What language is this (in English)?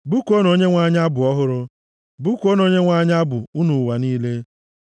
Igbo